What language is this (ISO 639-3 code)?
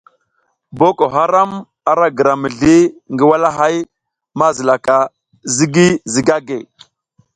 giz